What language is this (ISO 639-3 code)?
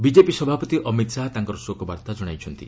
ori